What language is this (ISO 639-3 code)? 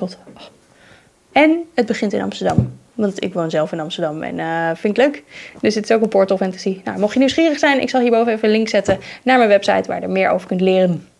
nld